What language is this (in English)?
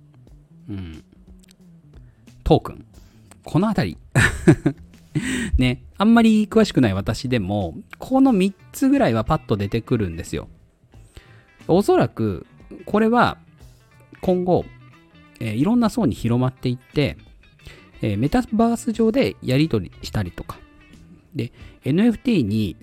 Japanese